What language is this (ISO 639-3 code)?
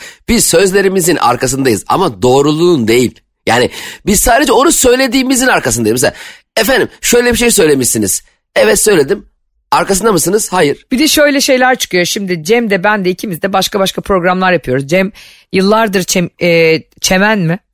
tur